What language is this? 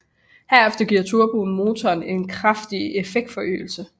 Danish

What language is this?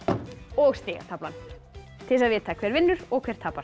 Icelandic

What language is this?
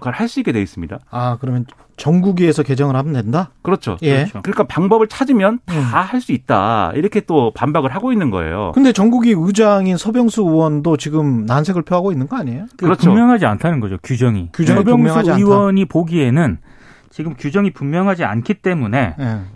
Korean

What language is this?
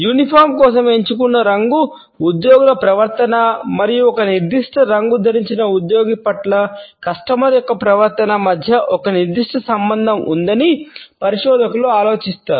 Telugu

